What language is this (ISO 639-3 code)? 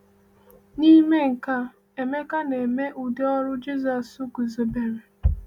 ibo